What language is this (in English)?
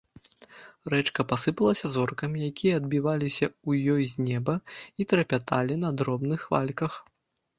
Belarusian